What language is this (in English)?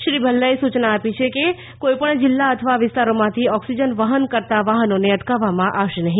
Gujarati